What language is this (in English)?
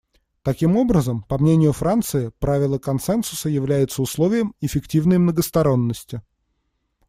Russian